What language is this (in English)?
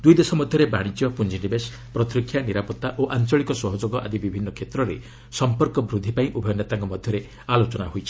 Odia